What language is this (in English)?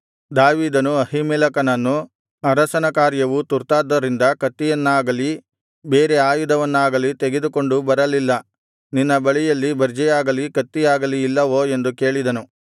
Kannada